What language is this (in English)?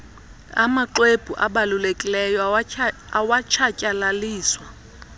Xhosa